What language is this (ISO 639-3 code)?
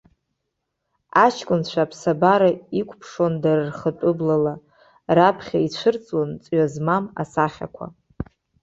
abk